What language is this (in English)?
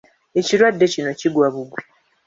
Ganda